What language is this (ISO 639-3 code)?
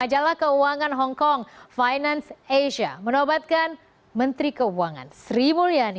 ind